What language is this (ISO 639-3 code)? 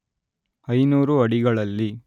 kan